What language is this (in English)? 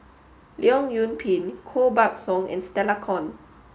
English